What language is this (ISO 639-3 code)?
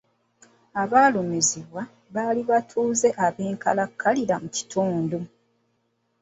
lug